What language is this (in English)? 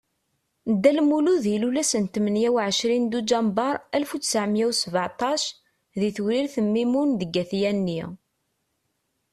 Kabyle